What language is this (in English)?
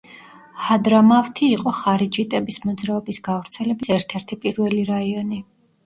Georgian